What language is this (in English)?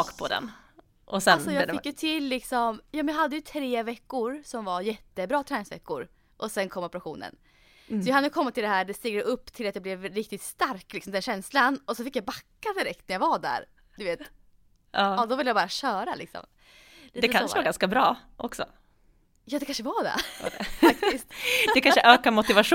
Swedish